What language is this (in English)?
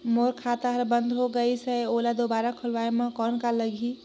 Chhattisgarhi